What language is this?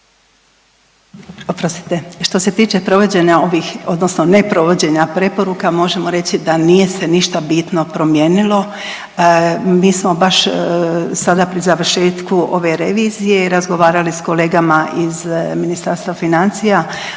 Croatian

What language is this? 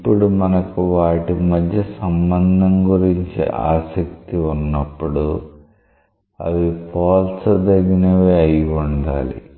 Telugu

